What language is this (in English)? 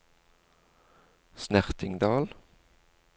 Norwegian